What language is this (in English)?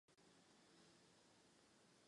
Czech